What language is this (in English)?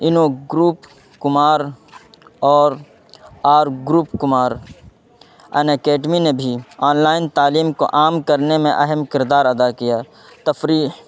Urdu